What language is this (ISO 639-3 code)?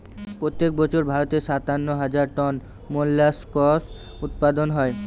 ben